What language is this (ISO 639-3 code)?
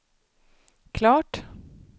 swe